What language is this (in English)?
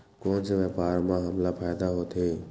Chhattisgarhi